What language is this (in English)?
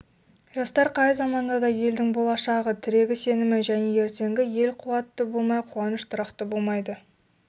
Kazakh